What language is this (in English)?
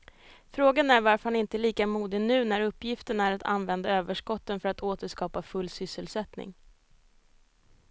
Swedish